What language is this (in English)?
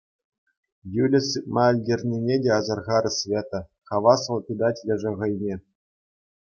Chuvash